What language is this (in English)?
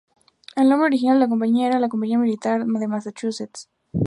Spanish